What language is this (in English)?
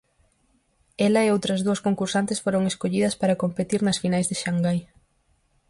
Galician